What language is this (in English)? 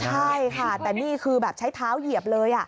Thai